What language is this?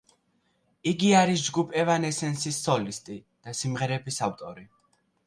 Georgian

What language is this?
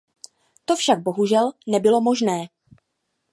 Czech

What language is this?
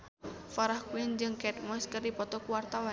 Sundanese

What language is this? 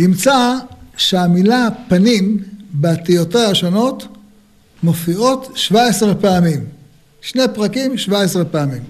Hebrew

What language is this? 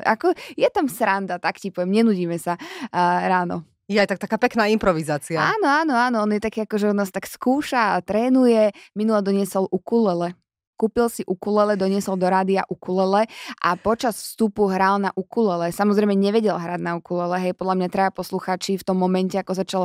Slovak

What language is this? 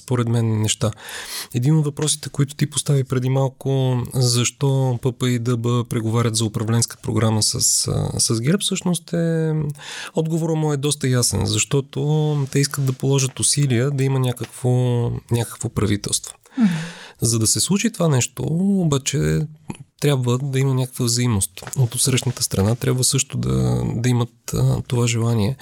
Bulgarian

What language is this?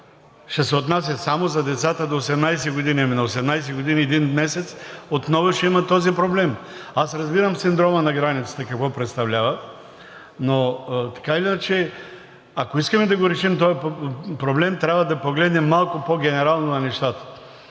Bulgarian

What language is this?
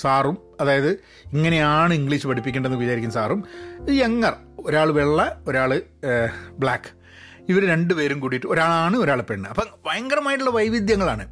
Malayalam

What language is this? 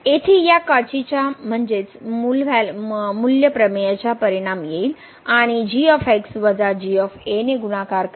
Marathi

